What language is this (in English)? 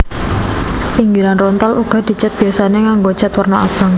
Javanese